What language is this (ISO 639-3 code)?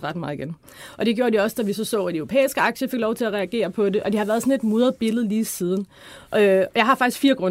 dan